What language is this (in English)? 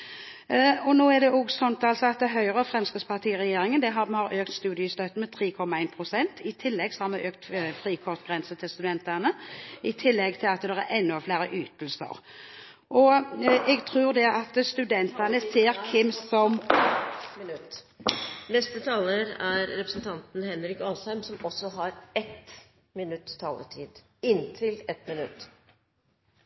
Norwegian Bokmål